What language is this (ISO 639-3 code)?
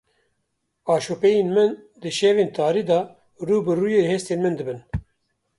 kur